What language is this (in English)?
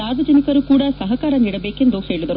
Kannada